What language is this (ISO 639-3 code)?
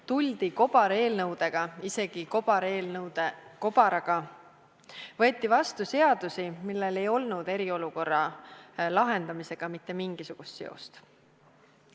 est